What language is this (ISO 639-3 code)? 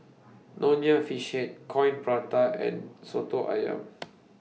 eng